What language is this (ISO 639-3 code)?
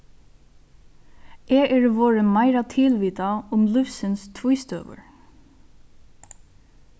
fao